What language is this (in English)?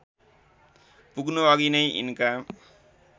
Nepali